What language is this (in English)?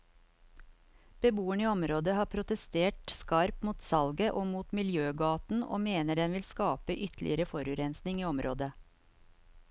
Norwegian